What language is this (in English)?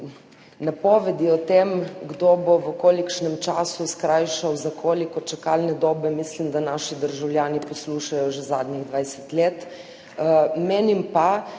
Slovenian